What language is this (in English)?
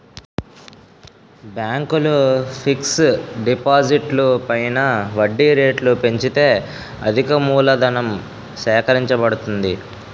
Telugu